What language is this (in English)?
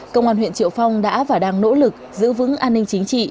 Vietnamese